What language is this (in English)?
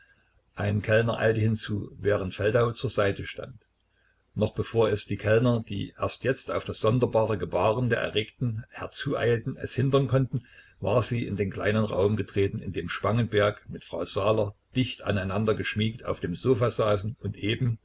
German